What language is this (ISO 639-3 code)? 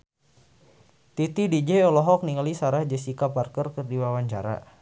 sun